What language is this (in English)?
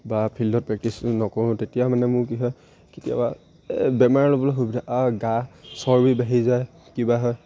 Assamese